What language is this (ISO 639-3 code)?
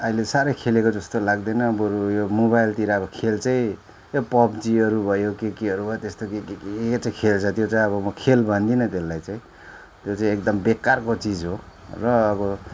nep